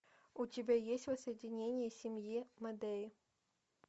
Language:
Russian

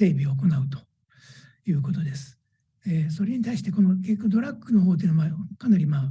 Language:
Japanese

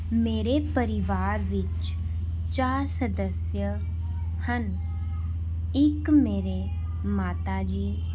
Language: Punjabi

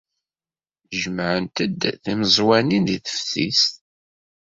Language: Kabyle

